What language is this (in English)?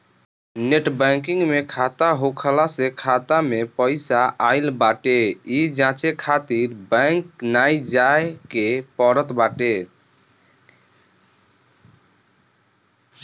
Bhojpuri